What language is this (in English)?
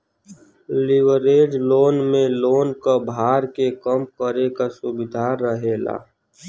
Bhojpuri